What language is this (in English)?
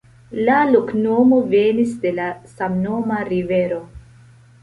Esperanto